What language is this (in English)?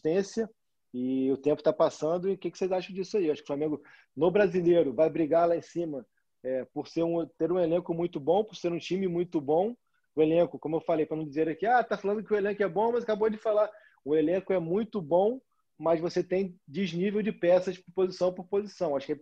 Portuguese